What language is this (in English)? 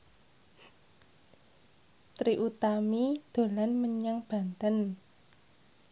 Javanese